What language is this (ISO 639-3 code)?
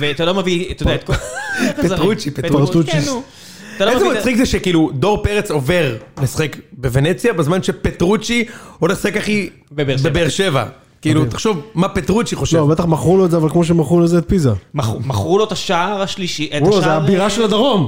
heb